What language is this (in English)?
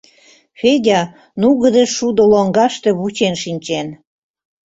Mari